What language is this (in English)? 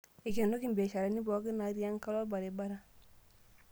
Masai